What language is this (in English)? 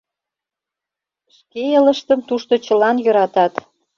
Mari